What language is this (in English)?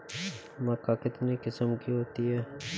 Hindi